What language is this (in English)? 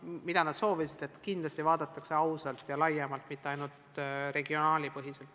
Estonian